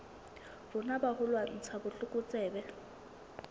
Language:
Southern Sotho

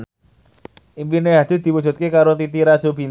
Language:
Javanese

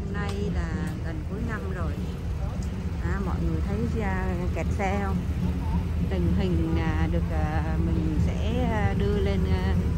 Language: Vietnamese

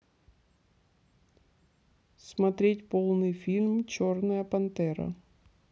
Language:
Russian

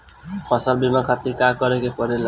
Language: Bhojpuri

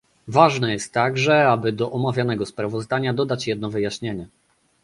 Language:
Polish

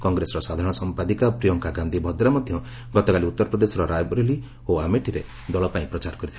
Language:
Odia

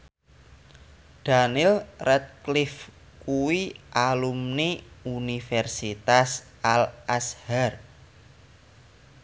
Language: Javanese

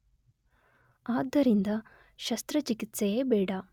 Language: Kannada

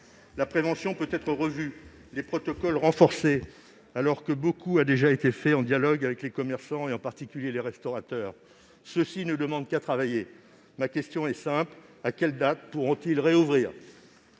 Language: French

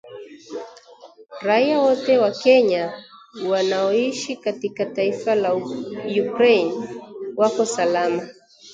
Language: Swahili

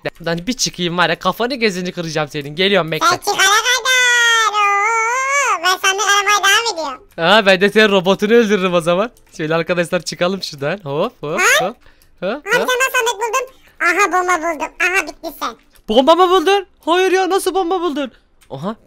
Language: Turkish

